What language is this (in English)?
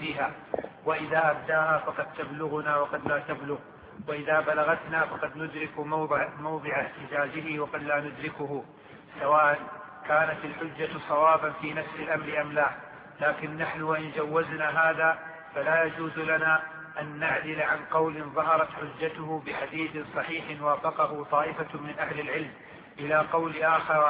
Arabic